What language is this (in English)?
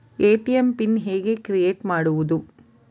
Kannada